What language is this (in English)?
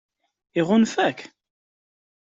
Kabyle